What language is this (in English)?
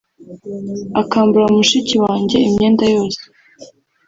Kinyarwanda